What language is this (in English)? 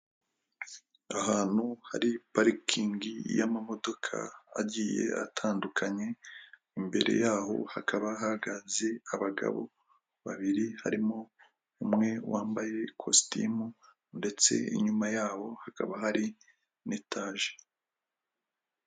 Kinyarwanda